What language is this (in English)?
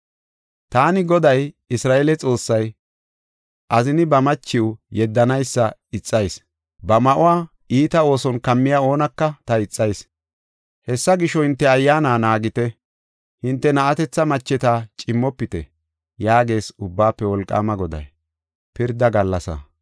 Gofa